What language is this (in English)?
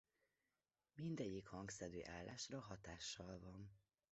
Hungarian